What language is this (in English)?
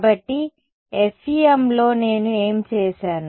Telugu